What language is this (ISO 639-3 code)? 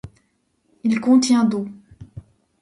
fra